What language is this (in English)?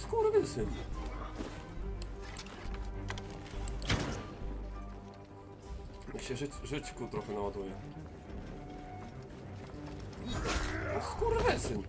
Polish